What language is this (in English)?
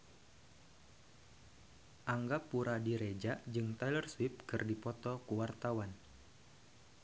Sundanese